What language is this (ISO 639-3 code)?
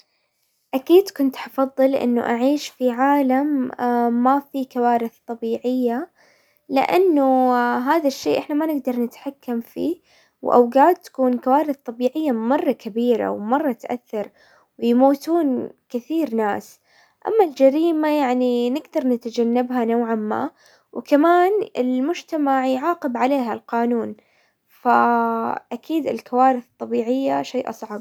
acw